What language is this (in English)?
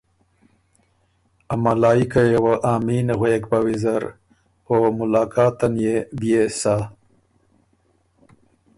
Ormuri